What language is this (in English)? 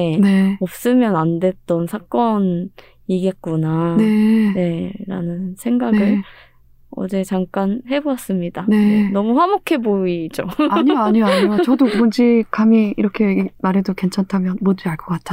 Korean